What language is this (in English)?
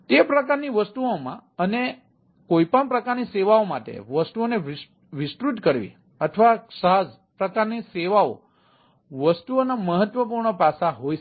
Gujarati